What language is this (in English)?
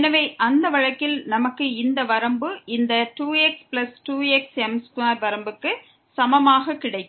Tamil